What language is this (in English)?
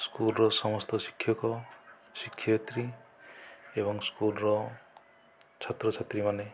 Odia